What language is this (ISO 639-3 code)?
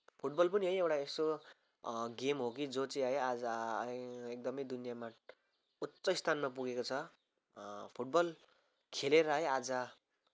nep